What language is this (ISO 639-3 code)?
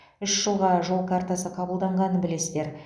kaz